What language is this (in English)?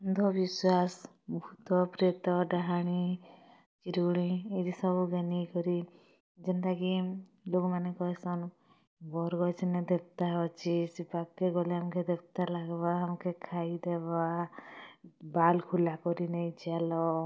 Odia